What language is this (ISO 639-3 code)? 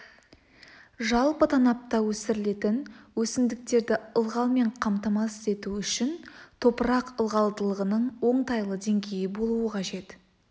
kaz